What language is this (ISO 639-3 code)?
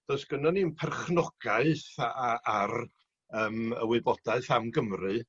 cym